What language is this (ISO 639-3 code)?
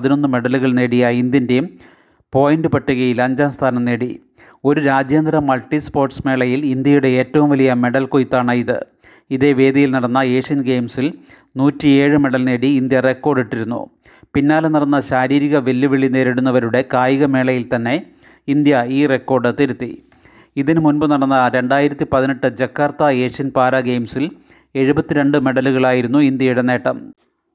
mal